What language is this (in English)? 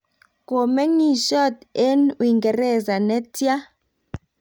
Kalenjin